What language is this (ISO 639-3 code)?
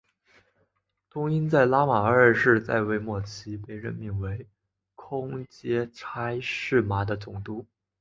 zho